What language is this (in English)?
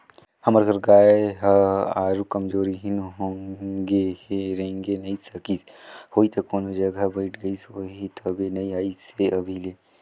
Chhattisgarhi